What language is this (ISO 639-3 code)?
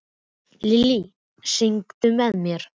isl